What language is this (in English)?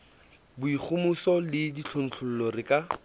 Southern Sotho